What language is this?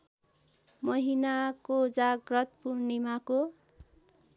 Nepali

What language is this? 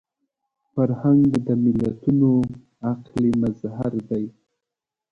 Pashto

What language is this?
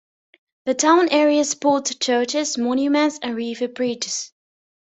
English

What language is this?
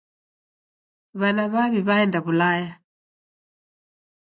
Taita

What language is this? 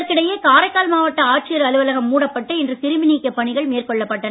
Tamil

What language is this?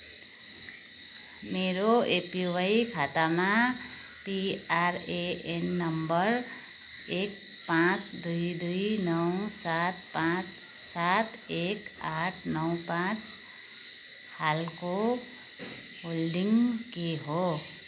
Nepali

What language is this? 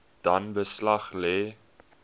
Afrikaans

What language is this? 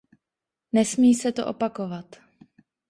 Czech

